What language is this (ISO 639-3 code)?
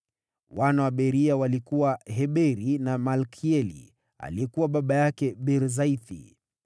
swa